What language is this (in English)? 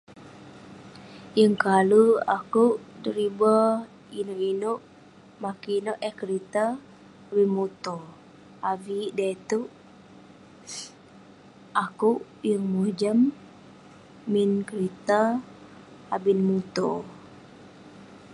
Western Penan